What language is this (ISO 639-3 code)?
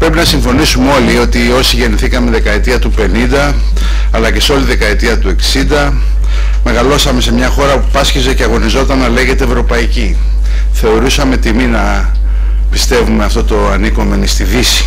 ell